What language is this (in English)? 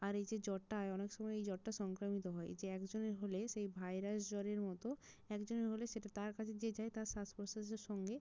Bangla